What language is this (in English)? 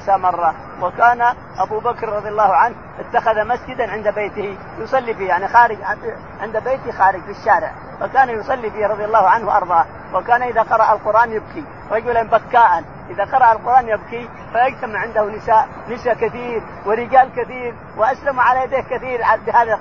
Arabic